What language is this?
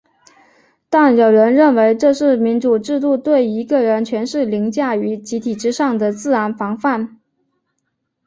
Chinese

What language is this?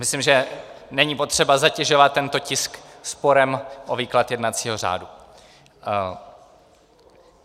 Czech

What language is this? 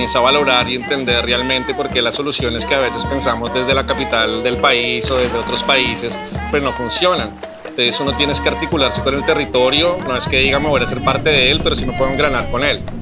Spanish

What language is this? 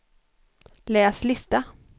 Swedish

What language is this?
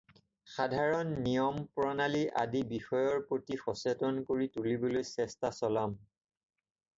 Assamese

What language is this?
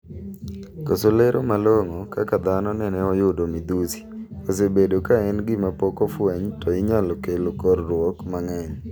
Luo (Kenya and Tanzania)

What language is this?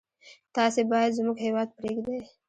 Pashto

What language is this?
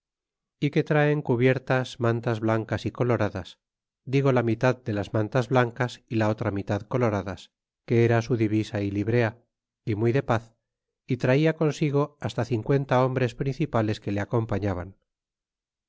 Spanish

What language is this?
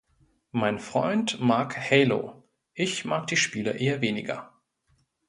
German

